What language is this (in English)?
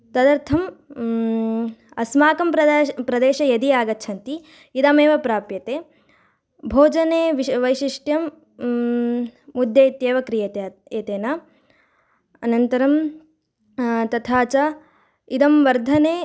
Sanskrit